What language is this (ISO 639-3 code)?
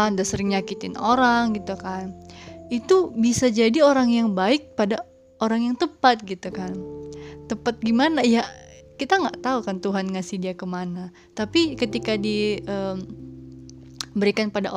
ind